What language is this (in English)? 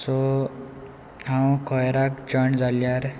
Konkani